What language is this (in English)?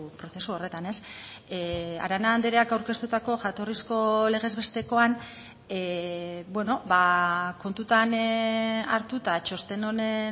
Basque